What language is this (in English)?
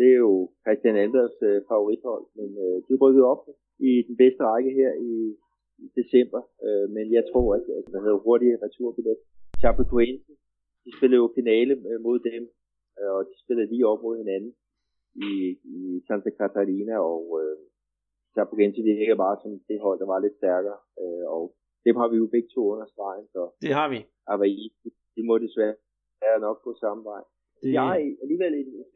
Danish